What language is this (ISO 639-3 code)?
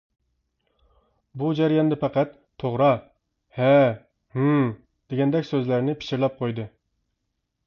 uig